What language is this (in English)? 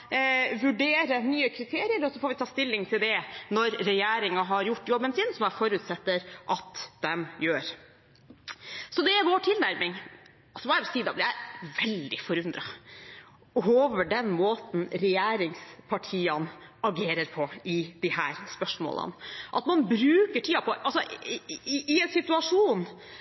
Norwegian Bokmål